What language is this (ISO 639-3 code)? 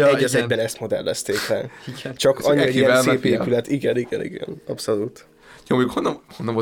hun